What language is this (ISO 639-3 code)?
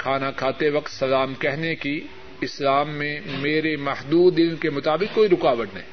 urd